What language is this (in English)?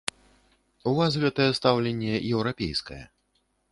Belarusian